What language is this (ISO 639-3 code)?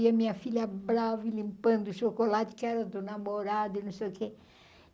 por